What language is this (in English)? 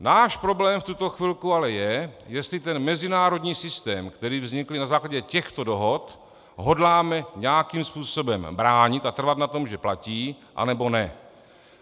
Czech